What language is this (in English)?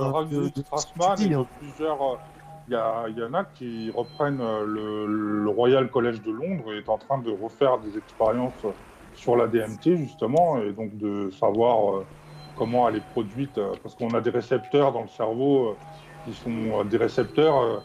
French